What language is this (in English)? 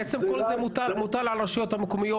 Hebrew